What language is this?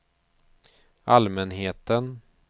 Swedish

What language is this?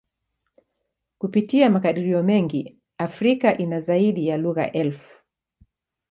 Swahili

